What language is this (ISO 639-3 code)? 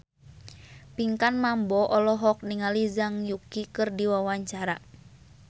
sun